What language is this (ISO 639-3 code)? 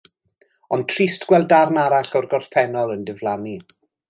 cym